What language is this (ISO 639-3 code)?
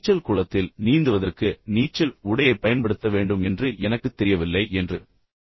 tam